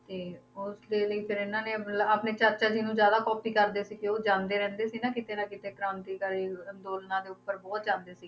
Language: Punjabi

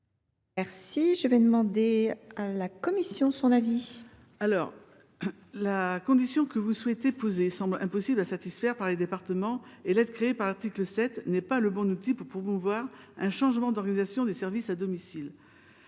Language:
French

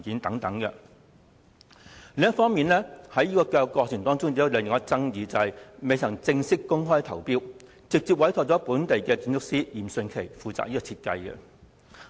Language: Cantonese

